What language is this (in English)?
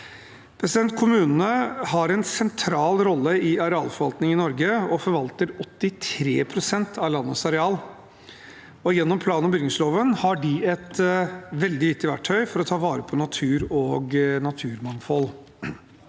Norwegian